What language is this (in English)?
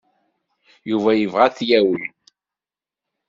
Kabyle